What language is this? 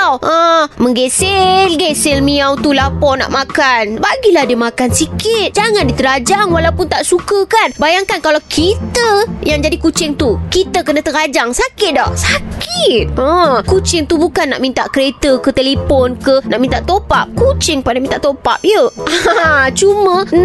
Malay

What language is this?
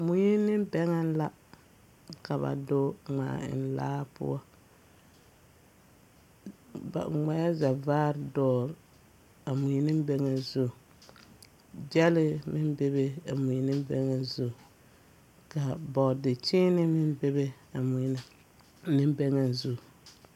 Southern Dagaare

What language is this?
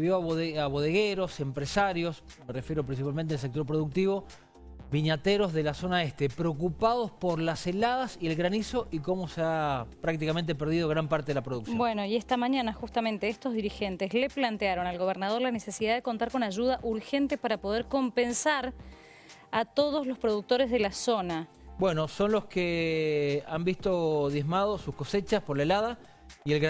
Spanish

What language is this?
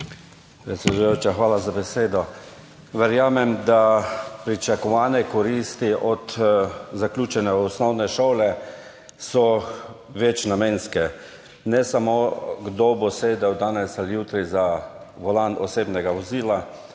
Slovenian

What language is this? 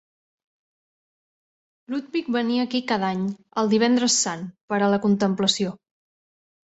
Catalan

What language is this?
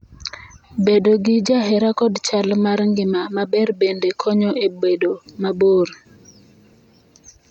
Luo (Kenya and Tanzania)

